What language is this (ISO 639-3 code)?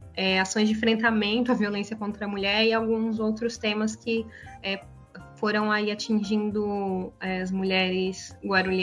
por